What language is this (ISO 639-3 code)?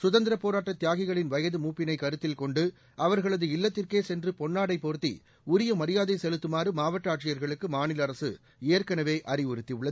tam